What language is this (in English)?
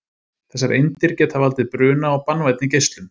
Icelandic